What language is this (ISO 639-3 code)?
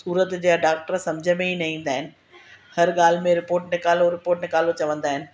snd